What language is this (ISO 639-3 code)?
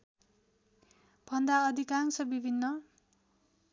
nep